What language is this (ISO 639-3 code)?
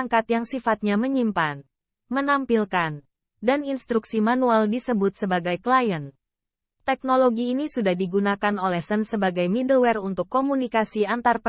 ind